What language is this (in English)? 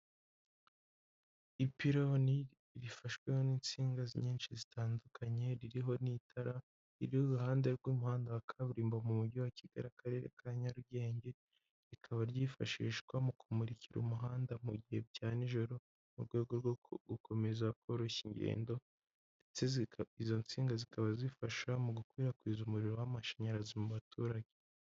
Kinyarwanda